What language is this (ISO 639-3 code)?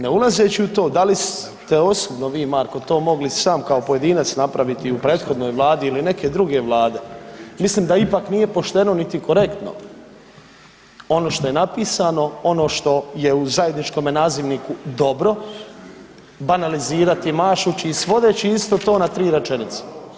hrv